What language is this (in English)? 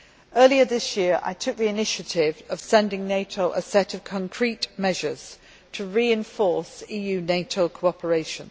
English